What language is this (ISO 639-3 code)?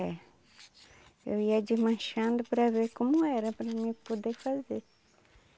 por